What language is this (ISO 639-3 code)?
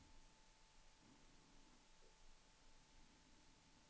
swe